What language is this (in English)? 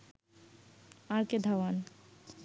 Bangla